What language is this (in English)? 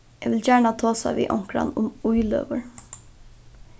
Faroese